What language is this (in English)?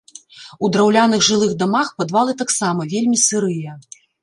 Belarusian